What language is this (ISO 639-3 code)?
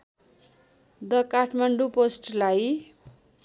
nep